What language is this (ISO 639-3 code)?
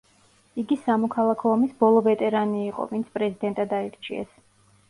kat